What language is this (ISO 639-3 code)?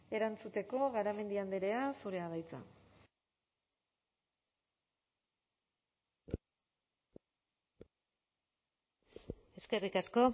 eus